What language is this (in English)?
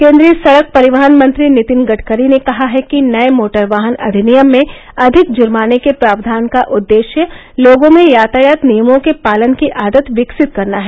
Hindi